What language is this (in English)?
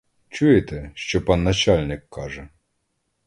Ukrainian